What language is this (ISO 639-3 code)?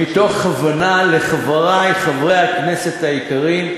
heb